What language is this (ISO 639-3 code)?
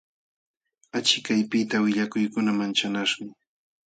qxw